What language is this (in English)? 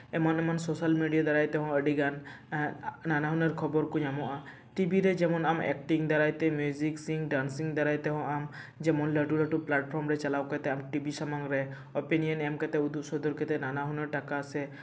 Santali